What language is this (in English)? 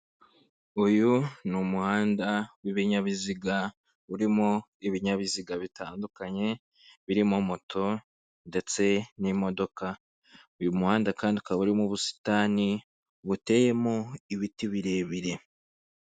Kinyarwanda